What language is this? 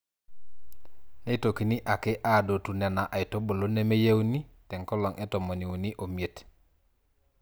Masai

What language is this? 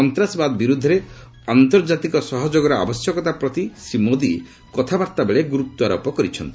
Odia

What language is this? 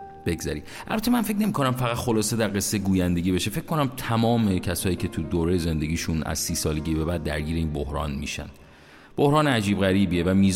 Persian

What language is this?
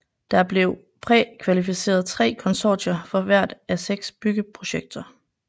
Danish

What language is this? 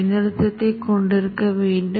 Tamil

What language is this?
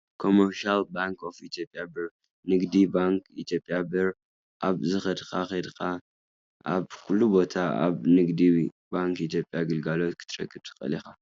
Tigrinya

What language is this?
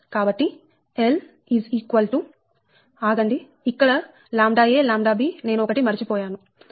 Telugu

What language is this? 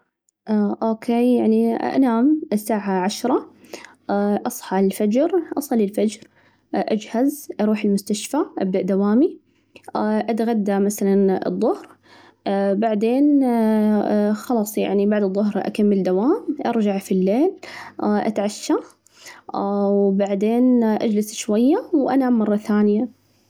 Najdi Arabic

